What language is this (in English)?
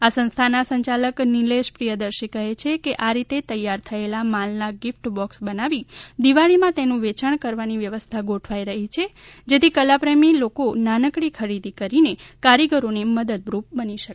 Gujarati